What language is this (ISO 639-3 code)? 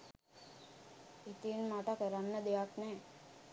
sin